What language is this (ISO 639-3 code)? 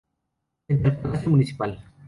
spa